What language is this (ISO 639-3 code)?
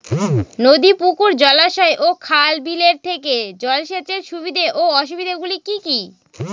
ben